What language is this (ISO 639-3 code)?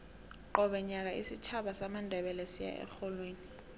nbl